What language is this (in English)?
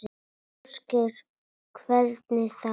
Icelandic